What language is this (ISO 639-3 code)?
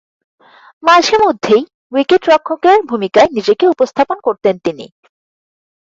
ben